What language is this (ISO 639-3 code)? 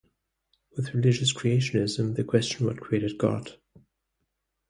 eng